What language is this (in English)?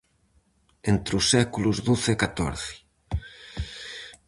Galician